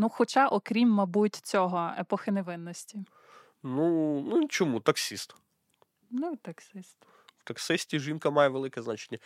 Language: Ukrainian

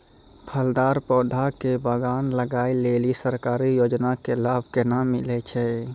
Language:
Maithili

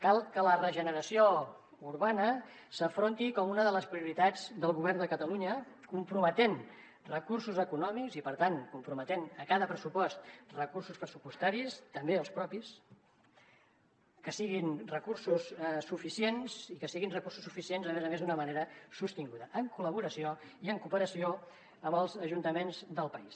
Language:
Catalan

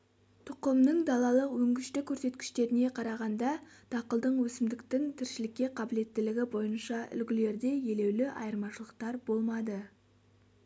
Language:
Kazakh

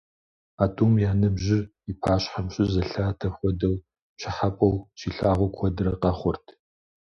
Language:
Kabardian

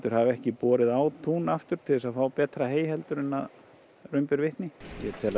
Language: Icelandic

